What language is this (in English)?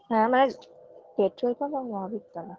Bangla